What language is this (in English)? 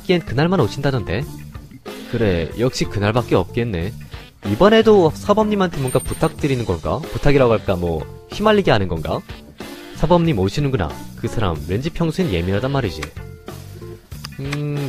Korean